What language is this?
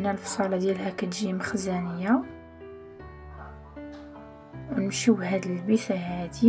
Arabic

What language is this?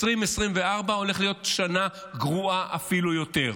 Hebrew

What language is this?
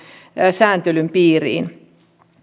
Finnish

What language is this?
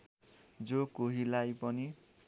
Nepali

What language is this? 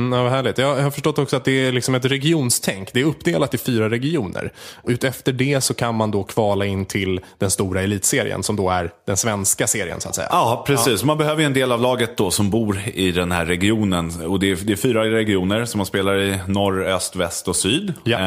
Swedish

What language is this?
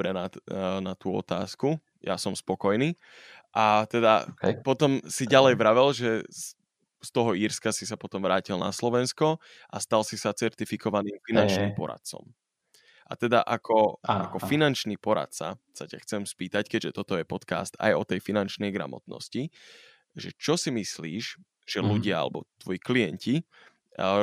Slovak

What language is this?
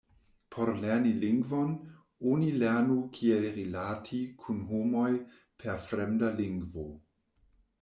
Esperanto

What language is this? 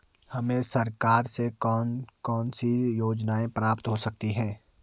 Hindi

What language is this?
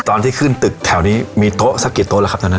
Thai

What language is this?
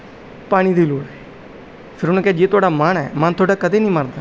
Punjabi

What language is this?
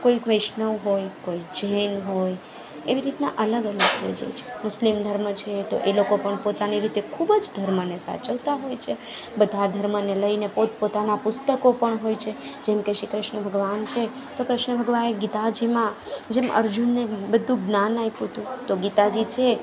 Gujarati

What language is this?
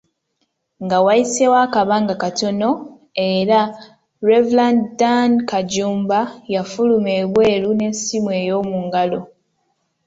Ganda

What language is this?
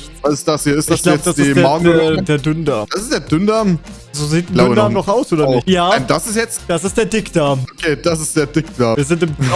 German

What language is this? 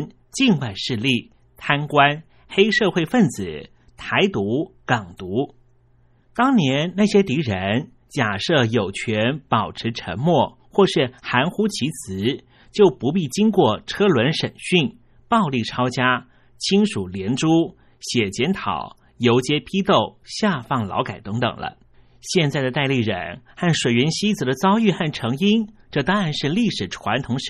Chinese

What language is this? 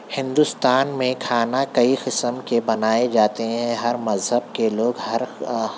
Urdu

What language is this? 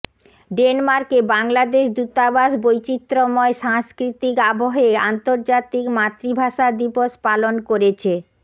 Bangla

